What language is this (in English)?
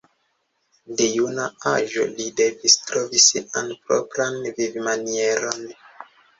Esperanto